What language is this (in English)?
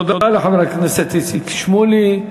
Hebrew